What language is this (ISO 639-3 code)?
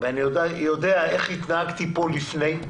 heb